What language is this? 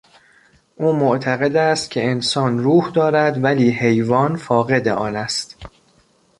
Persian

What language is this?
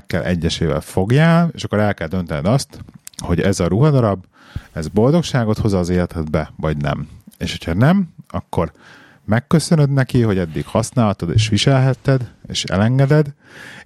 Hungarian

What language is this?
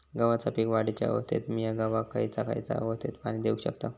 Marathi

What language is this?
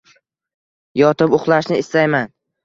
Uzbek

